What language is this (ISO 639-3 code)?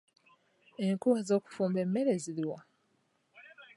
lug